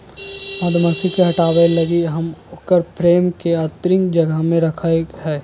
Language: Magahi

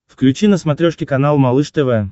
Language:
Russian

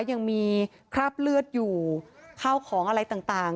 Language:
Thai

